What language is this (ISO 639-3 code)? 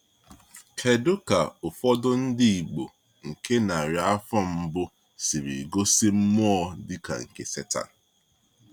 ibo